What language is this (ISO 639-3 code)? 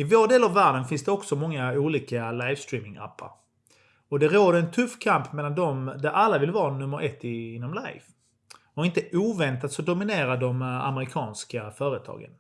swe